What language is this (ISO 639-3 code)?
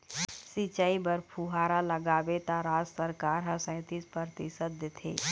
hne